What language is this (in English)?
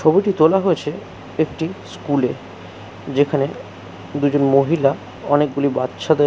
Bangla